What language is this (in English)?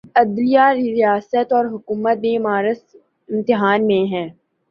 Urdu